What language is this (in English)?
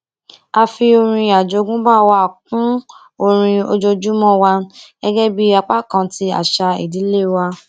Yoruba